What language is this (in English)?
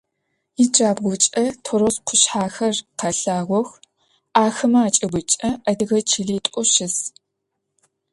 Adyghe